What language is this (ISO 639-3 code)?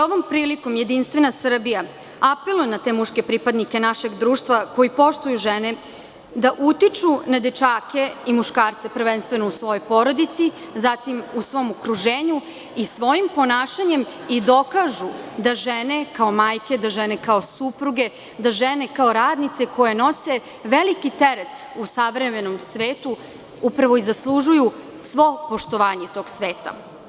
srp